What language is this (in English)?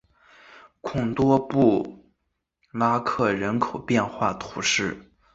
Chinese